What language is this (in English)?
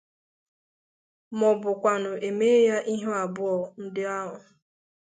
Igbo